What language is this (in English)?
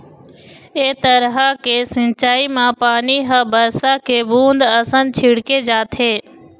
Chhattisgarhi